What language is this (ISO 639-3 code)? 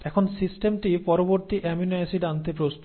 ben